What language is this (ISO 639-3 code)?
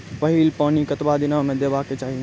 mai